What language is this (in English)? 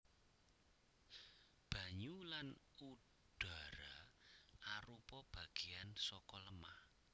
Javanese